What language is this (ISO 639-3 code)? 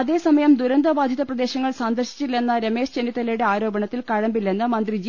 mal